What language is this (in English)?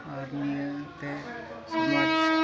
Santali